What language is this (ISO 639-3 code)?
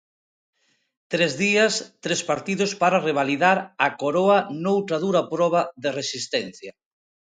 glg